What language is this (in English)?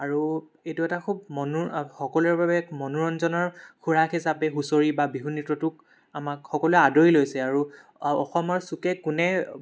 Assamese